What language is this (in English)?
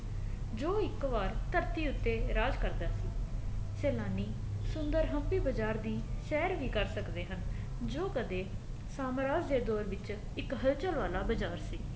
Punjabi